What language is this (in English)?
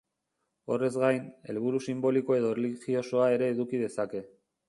Basque